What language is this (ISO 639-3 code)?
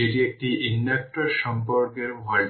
ben